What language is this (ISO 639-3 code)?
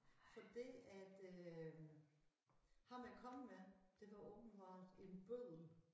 dan